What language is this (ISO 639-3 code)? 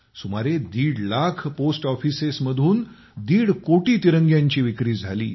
mar